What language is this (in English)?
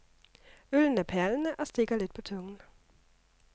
Danish